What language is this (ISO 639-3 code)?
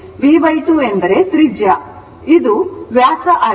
kan